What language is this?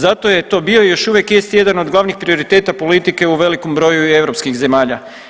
Croatian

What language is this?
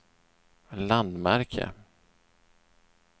Swedish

